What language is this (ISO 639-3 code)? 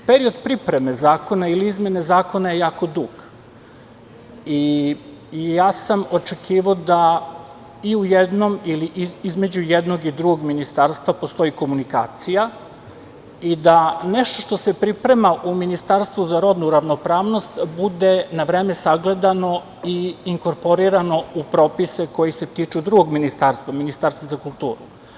srp